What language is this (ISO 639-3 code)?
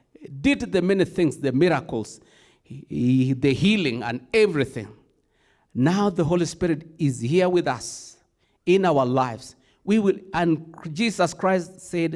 eng